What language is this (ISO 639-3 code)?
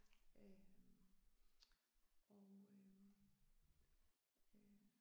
dan